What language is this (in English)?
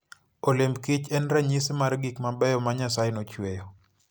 Luo (Kenya and Tanzania)